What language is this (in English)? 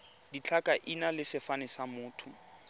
Tswana